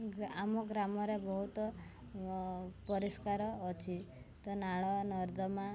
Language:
Odia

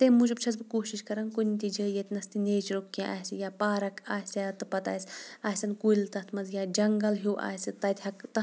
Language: Kashmiri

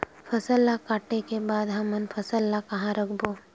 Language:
Chhattisgarhi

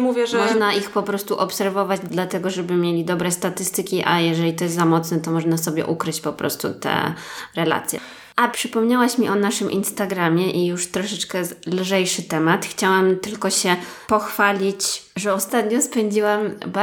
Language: Polish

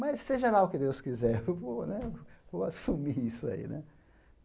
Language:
Portuguese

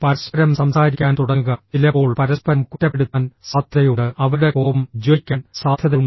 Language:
Malayalam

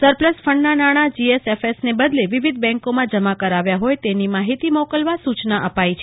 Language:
Gujarati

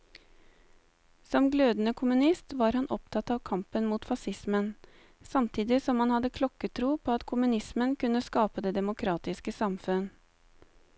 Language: Norwegian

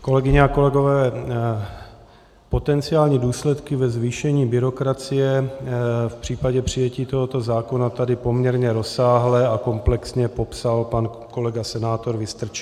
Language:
Czech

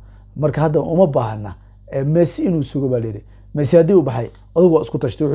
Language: Arabic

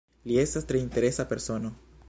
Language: Esperanto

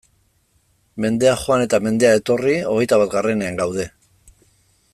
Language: Basque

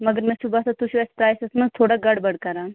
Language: Kashmiri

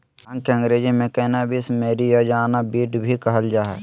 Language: Magahi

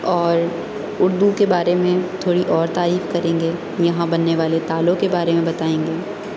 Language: Urdu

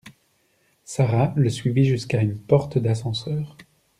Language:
French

